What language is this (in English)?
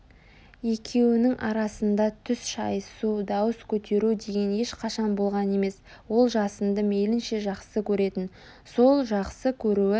Kazakh